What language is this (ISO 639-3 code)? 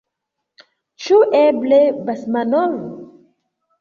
epo